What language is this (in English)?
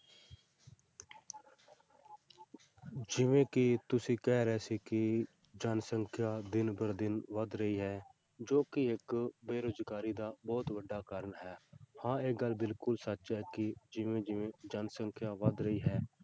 Punjabi